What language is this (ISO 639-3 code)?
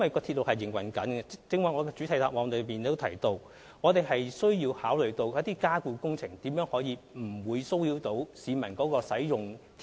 yue